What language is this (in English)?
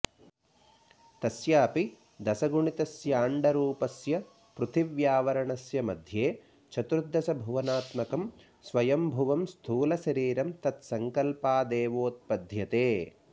Sanskrit